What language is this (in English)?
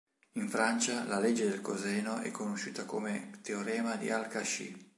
Italian